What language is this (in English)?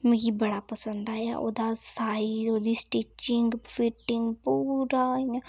Dogri